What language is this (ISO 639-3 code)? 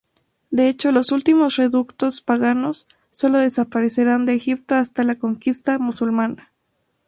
spa